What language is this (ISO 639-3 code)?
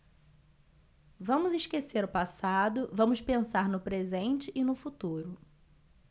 por